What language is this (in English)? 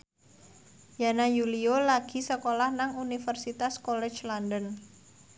Javanese